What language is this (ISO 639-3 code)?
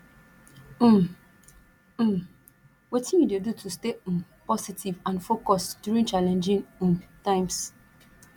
pcm